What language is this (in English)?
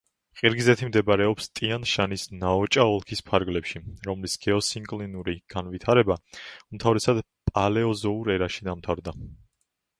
Georgian